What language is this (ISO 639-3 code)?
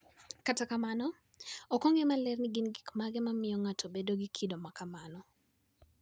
luo